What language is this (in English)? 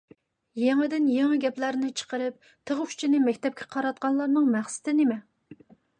Uyghur